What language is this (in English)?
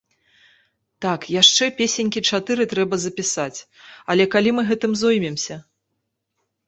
Belarusian